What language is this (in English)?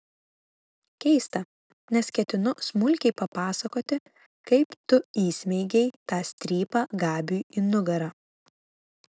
Lithuanian